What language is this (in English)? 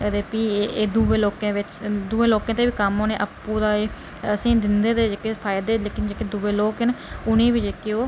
Dogri